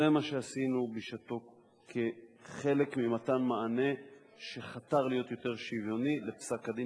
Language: Hebrew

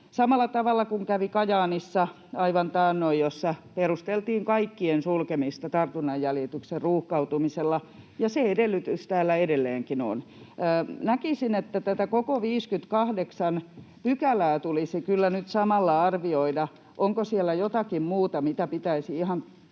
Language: Finnish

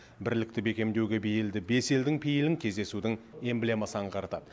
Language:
Kazakh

